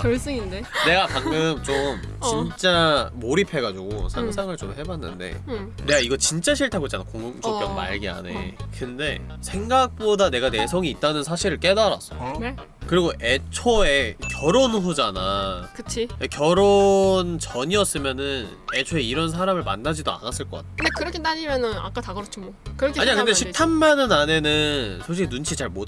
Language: Korean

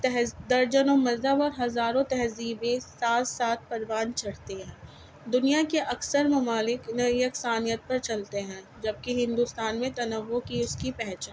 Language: Urdu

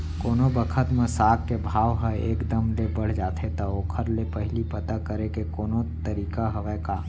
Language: Chhattisgarhi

